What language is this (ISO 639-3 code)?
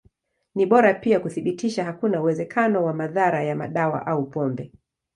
swa